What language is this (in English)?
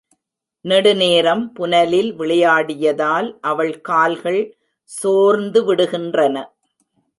Tamil